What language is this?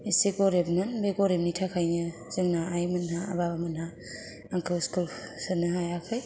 Bodo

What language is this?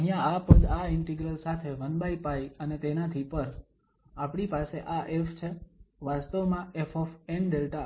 Gujarati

